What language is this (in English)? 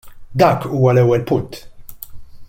Maltese